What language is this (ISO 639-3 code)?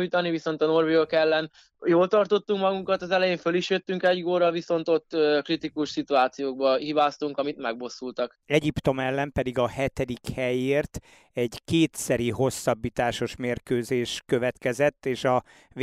hun